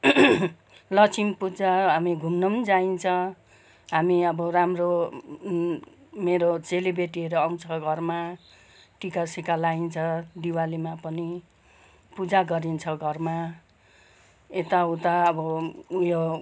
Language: Nepali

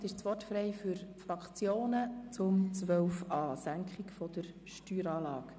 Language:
Swiss German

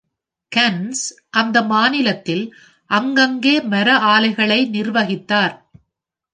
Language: Tamil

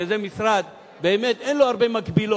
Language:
Hebrew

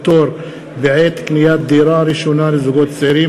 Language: Hebrew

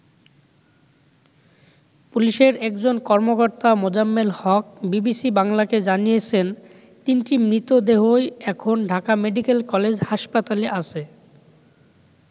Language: Bangla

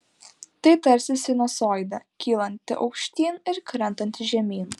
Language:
Lithuanian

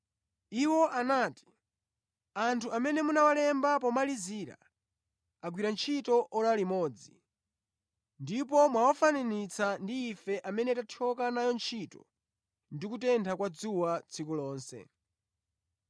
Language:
Nyanja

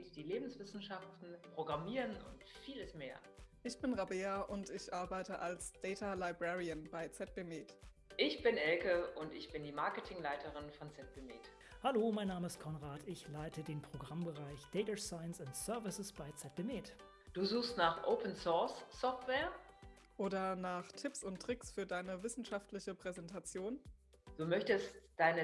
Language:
German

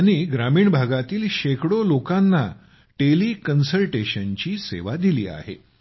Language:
Marathi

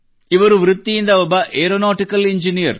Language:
Kannada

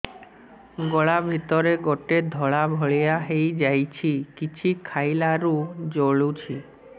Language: Odia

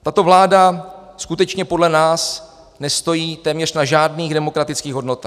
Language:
Czech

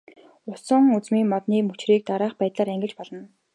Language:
Mongolian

